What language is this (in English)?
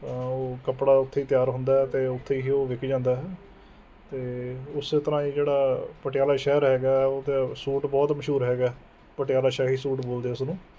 Punjabi